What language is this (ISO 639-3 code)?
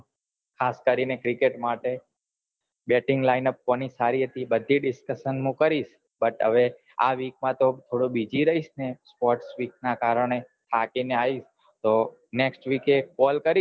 guj